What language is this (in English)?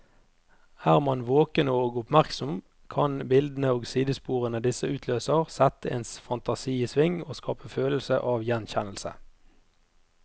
Norwegian